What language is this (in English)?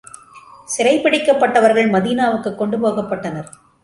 Tamil